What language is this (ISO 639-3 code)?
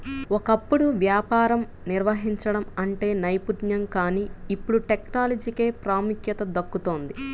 tel